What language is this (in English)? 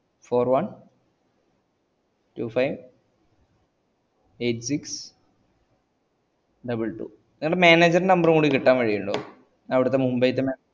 Malayalam